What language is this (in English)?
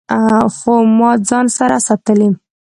Pashto